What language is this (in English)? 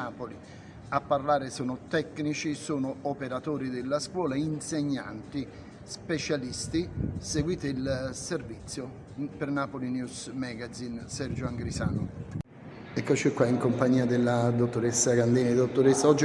Italian